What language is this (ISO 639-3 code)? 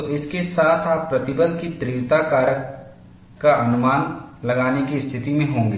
hin